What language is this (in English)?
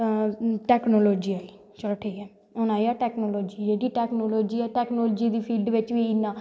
Dogri